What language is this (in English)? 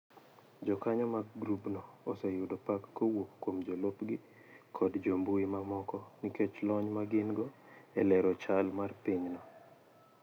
Luo (Kenya and Tanzania)